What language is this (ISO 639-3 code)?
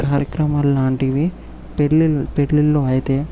tel